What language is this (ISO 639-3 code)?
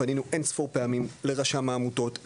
heb